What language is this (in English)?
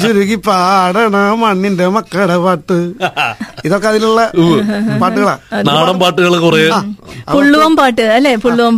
Malayalam